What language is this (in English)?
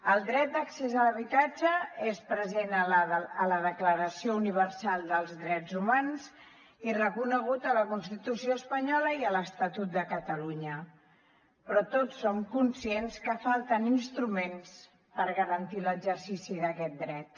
Catalan